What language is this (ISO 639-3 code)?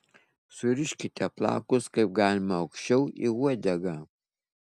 lit